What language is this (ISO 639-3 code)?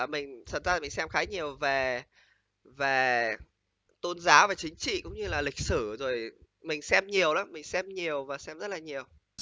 vie